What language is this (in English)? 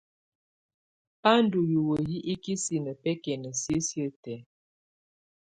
Tunen